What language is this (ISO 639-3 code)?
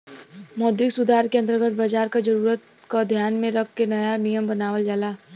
bho